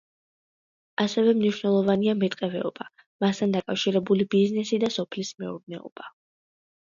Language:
Georgian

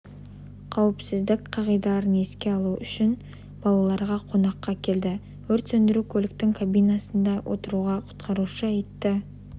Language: Kazakh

